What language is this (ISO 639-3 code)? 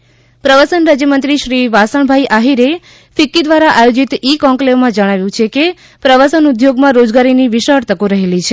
guj